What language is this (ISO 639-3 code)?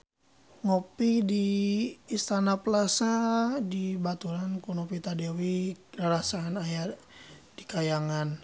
sun